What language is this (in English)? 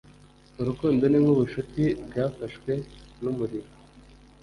Kinyarwanda